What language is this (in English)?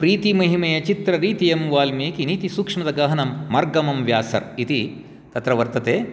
Sanskrit